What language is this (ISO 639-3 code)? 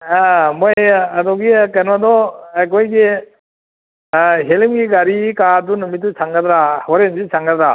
mni